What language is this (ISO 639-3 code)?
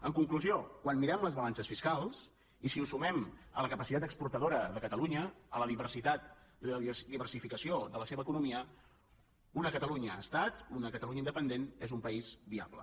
cat